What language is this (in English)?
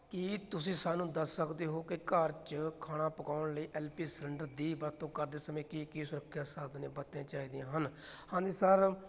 Punjabi